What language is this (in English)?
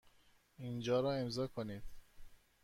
Persian